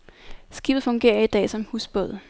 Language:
Danish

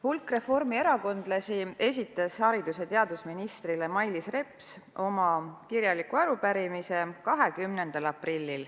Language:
Estonian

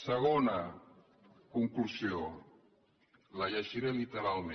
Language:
Catalan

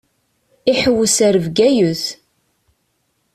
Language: Kabyle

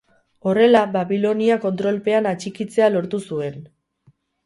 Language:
Basque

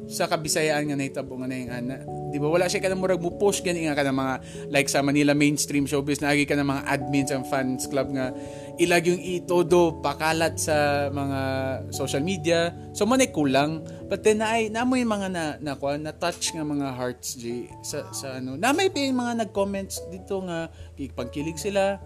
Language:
Filipino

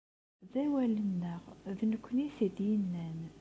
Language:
Kabyle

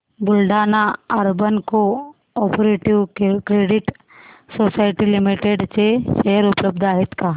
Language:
Marathi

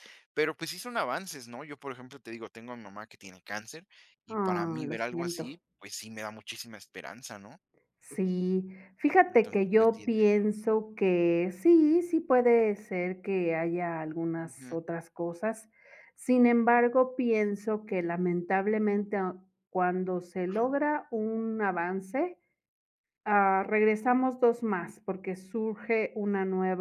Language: Spanish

